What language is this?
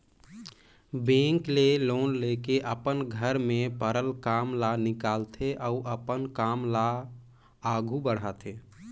Chhattisgarhi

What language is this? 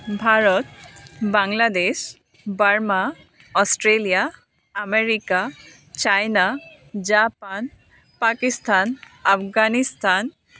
Assamese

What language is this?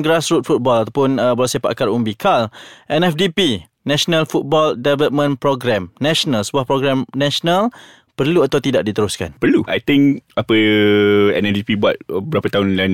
Malay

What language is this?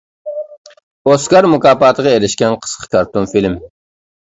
Uyghur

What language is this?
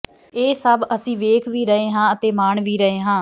Punjabi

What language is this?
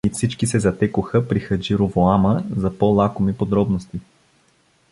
Bulgarian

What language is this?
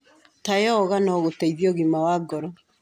Kikuyu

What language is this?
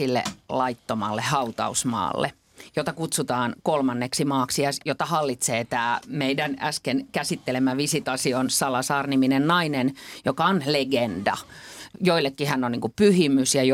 Finnish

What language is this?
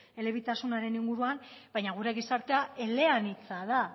Basque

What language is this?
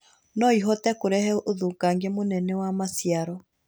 Kikuyu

